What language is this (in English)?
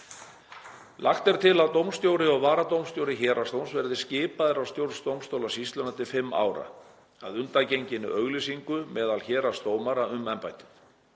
Icelandic